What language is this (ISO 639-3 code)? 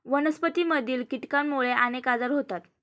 mar